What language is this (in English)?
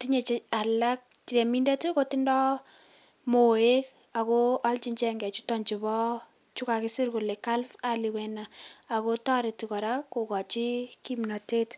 Kalenjin